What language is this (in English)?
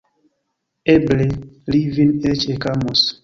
Esperanto